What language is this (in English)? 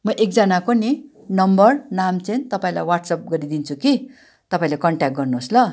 Nepali